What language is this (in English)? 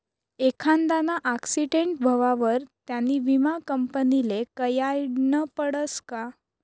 Marathi